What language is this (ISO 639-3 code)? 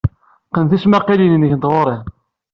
kab